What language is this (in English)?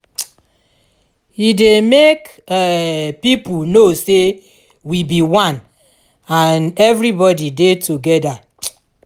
Nigerian Pidgin